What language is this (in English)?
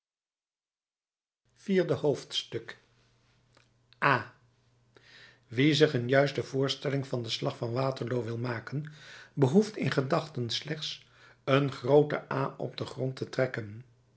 Dutch